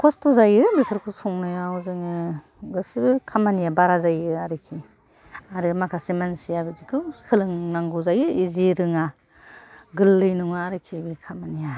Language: Bodo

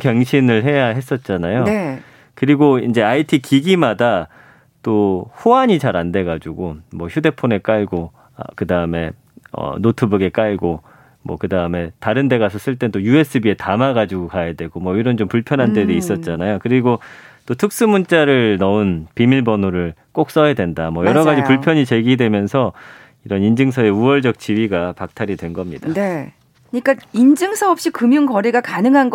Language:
Korean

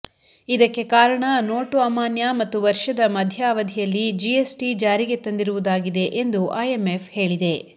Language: Kannada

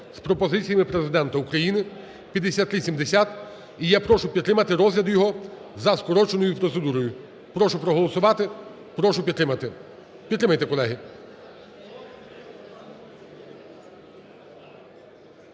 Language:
Ukrainian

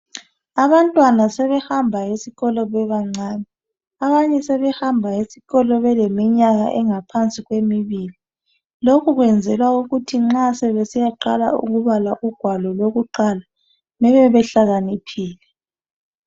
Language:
North Ndebele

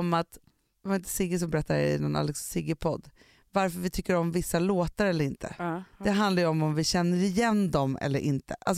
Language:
Swedish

